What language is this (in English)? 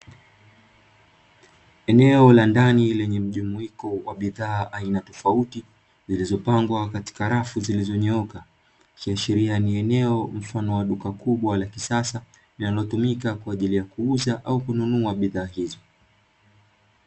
Swahili